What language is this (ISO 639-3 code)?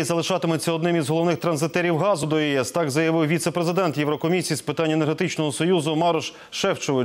ukr